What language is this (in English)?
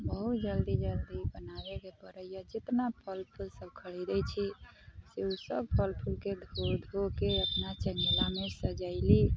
Maithili